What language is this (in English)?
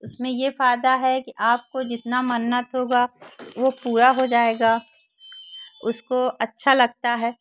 Hindi